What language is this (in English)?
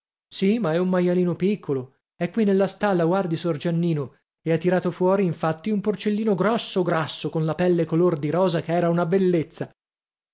Italian